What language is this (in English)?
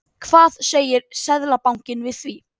Icelandic